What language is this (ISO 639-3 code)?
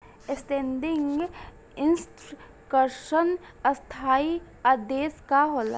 bho